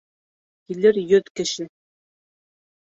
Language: Bashkir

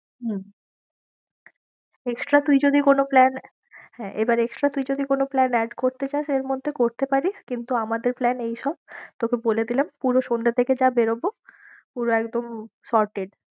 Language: Bangla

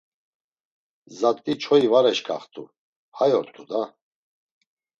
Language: Laz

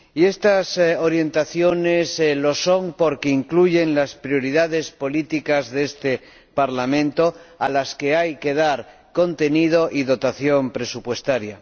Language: Spanish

